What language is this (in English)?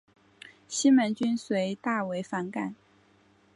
Chinese